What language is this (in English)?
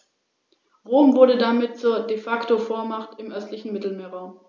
German